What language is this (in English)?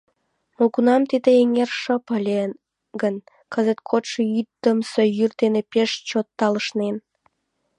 Mari